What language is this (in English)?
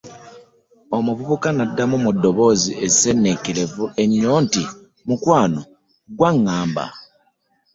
Ganda